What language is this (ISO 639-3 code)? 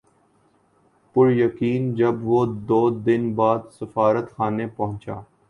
urd